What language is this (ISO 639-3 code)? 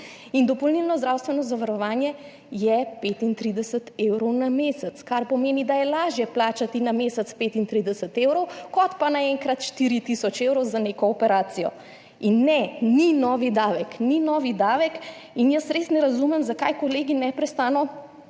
slv